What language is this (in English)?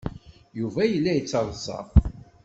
Kabyle